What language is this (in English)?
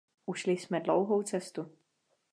Czech